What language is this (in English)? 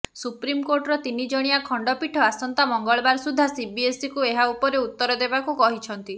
Odia